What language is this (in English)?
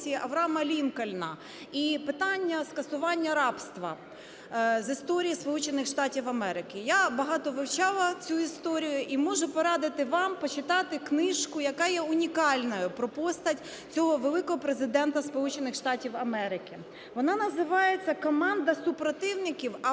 Ukrainian